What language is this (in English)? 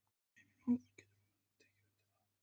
Icelandic